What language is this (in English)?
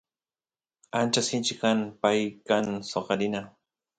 Santiago del Estero Quichua